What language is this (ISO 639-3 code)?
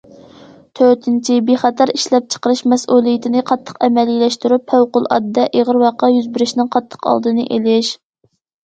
uig